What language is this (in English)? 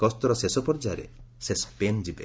Odia